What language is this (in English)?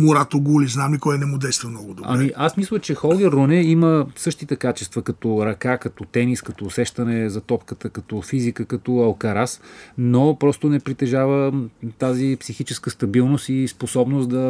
Bulgarian